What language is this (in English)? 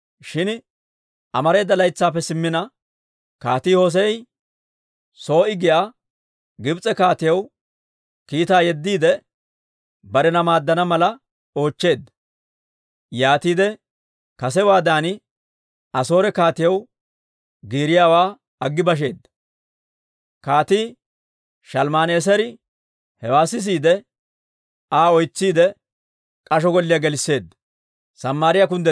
Dawro